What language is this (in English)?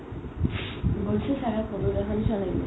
Assamese